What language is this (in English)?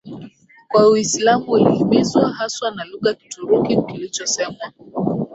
Swahili